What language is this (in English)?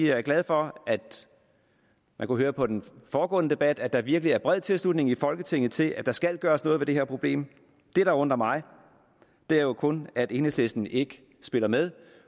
Danish